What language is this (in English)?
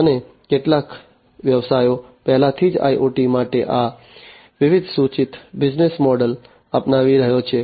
Gujarati